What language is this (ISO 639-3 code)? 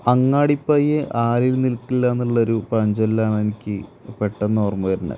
mal